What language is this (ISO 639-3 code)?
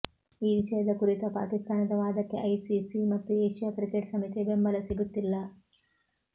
kan